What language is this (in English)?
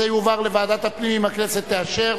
Hebrew